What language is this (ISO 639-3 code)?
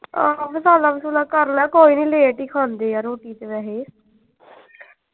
pan